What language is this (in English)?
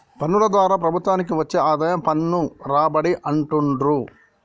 Telugu